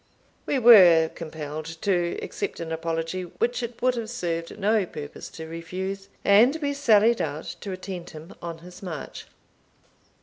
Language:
English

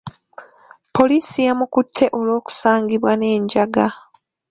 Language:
Ganda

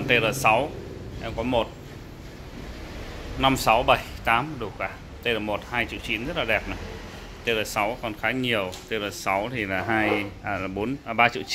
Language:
Vietnamese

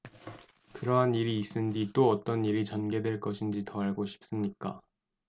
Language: Korean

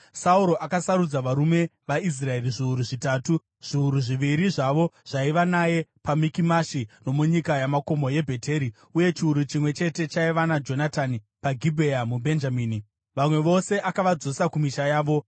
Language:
Shona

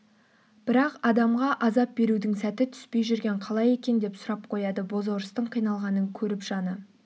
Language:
Kazakh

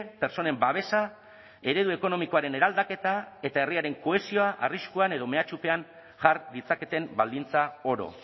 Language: Basque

